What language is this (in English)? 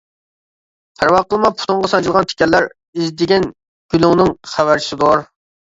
Uyghur